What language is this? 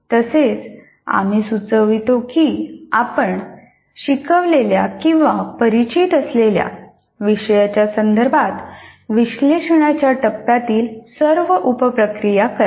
Marathi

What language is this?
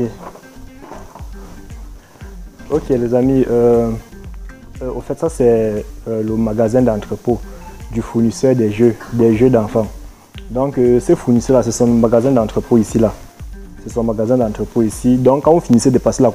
French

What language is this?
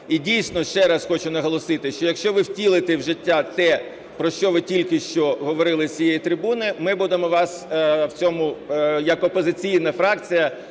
Ukrainian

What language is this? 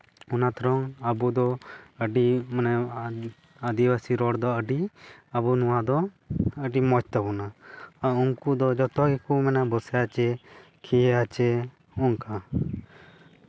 Santali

